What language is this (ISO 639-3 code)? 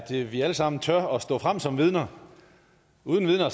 dan